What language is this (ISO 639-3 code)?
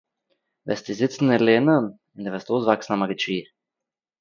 yid